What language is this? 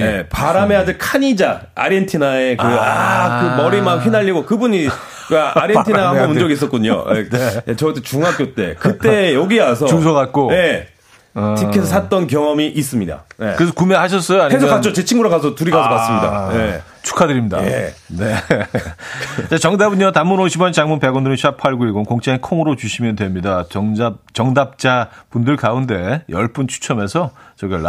Korean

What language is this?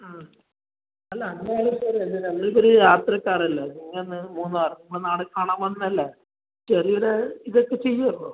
Malayalam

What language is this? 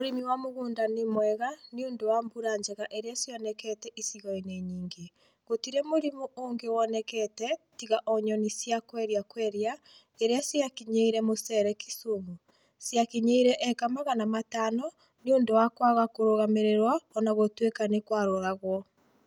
Kikuyu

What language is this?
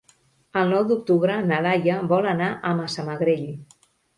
Catalan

